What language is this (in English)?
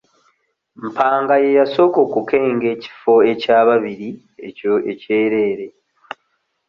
Ganda